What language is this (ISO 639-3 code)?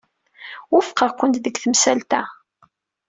kab